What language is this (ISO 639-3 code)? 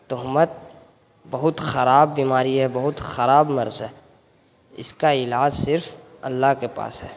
urd